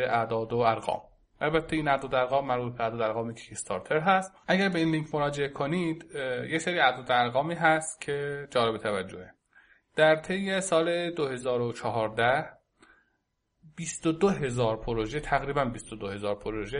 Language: Persian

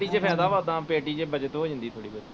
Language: Punjabi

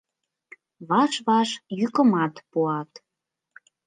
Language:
Mari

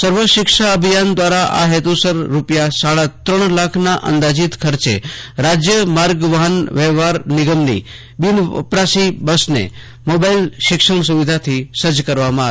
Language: Gujarati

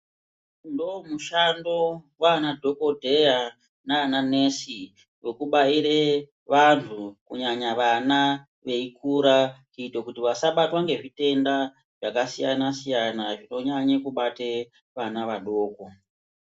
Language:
Ndau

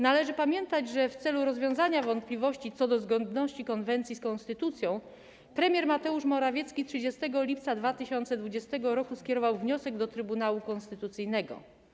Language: Polish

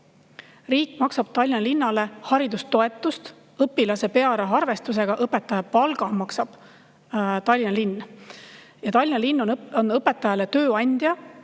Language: Estonian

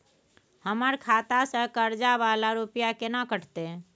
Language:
Maithili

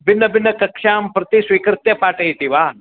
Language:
Sanskrit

